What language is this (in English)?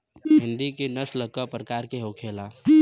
Bhojpuri